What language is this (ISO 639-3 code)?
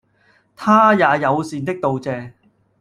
yue